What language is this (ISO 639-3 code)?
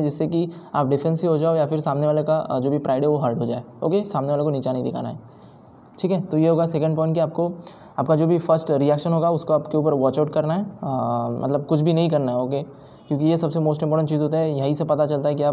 hin